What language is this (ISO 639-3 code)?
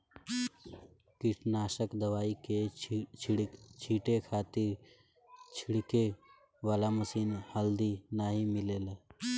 bho